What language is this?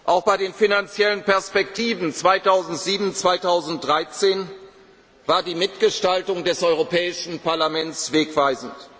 German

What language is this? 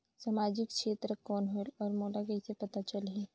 Chhattisgarhi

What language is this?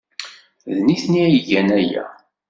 Kabyle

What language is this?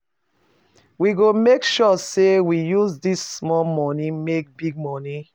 Nigerian Pidgin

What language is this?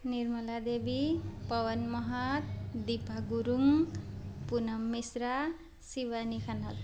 Nepali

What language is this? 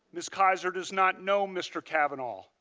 English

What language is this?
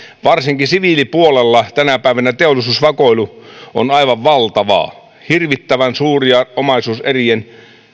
Finnish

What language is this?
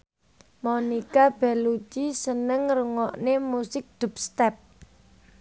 Javanese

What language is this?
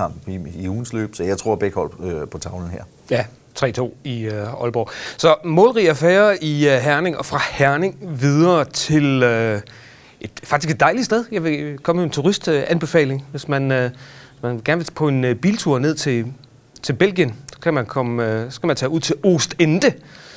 Danish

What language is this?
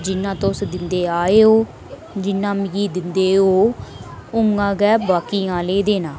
Dogri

